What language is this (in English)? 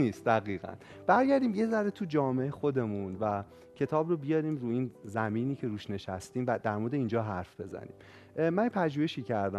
Persian